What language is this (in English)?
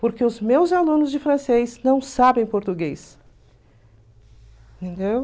Portuguese